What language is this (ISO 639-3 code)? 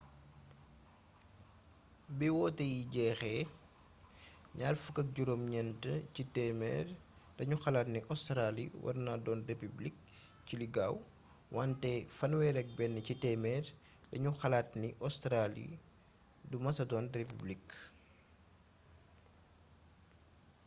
wol